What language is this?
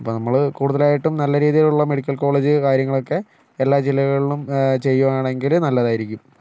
Malayalam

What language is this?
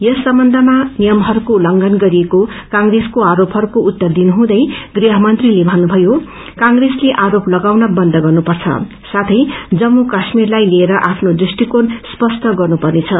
Nepali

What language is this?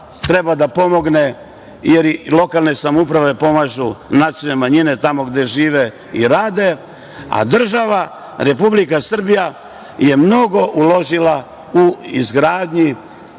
Serbian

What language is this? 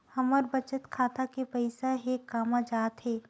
Chhattisgarhi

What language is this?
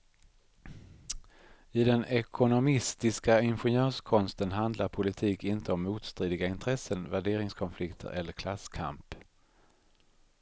Swedish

